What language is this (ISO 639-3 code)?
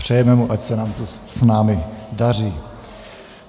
ces